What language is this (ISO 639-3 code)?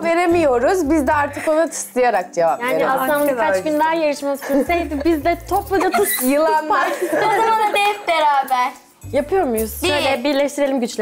tur